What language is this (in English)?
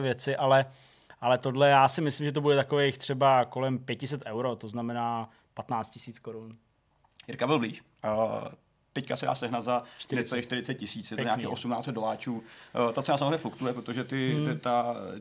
Czech